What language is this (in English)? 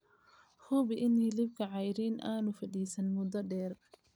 Somali